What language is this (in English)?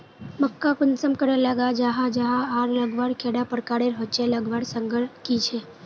Magahi